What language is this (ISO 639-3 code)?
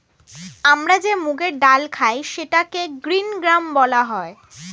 ben